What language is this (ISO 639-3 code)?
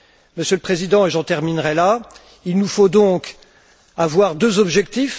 fra